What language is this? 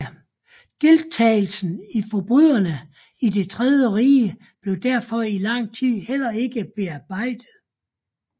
Danish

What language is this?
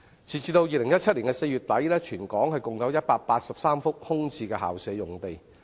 Cantonese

